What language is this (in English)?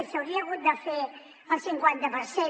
Catalan